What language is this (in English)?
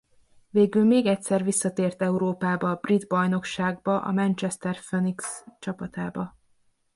Hungarian